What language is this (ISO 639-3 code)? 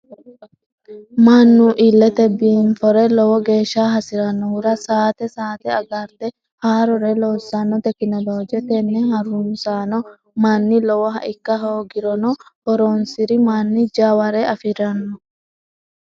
sid